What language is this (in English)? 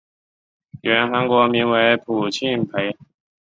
Chinese